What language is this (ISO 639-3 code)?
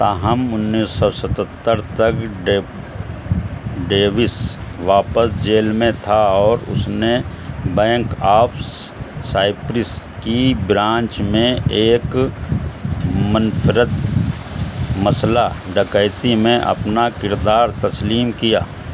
urd